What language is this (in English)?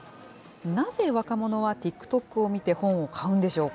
Japanese